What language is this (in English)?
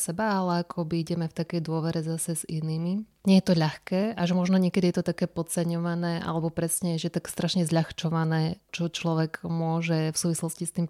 Slovak